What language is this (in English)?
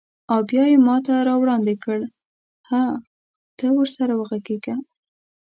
Pashto